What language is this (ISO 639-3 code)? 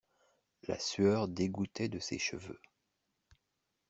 fra